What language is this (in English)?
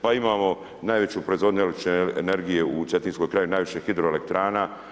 Croatian